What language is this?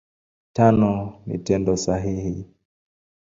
Swahili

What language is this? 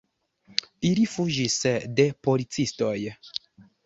Esperanto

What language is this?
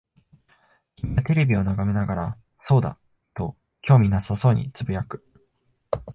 Japanese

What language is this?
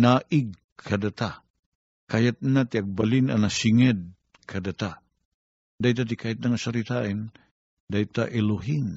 Filipino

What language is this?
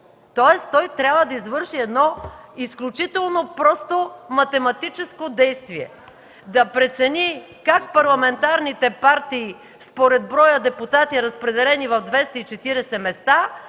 Bulgarian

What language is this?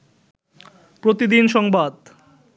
Bangla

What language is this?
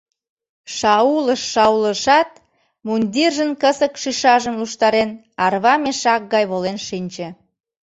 Mari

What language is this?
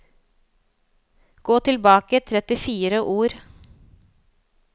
Norwegian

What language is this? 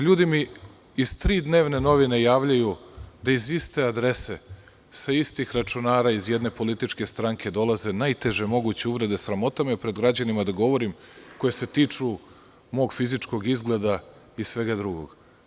Serbian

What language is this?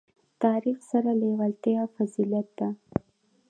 Pashto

